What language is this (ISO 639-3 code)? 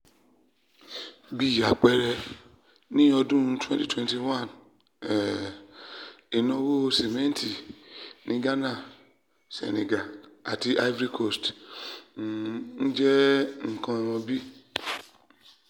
yor